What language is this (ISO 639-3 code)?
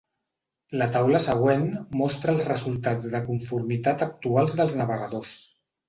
cat